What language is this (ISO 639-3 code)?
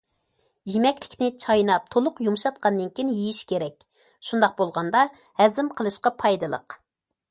uig